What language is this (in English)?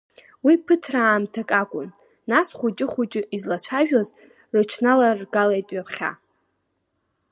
Abkhazian